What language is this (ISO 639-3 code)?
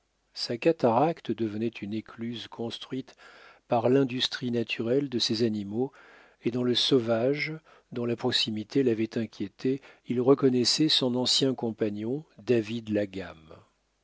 fra